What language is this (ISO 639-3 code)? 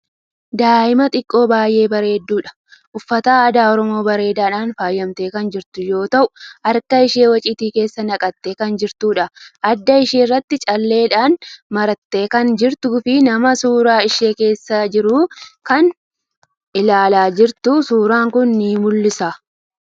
orm